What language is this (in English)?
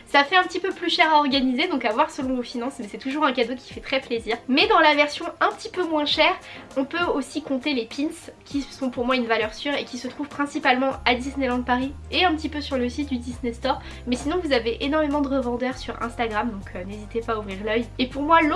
French